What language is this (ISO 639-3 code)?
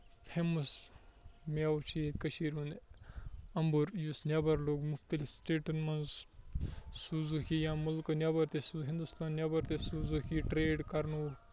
kas